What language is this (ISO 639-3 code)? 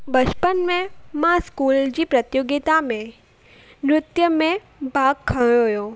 snd